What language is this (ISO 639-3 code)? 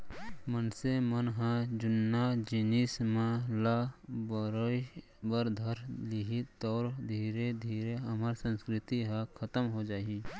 hne